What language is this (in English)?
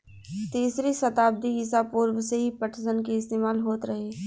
Bhojpuri